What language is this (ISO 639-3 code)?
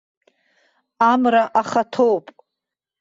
abk